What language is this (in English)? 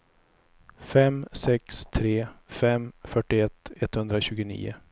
Swedish